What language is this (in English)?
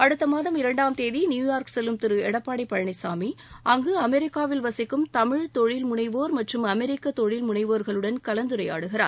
Tamil